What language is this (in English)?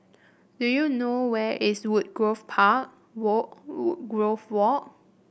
English